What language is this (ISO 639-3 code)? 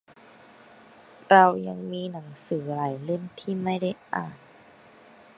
tha